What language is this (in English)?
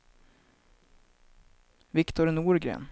Swedish